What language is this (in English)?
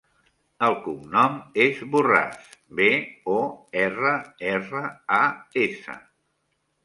Catalan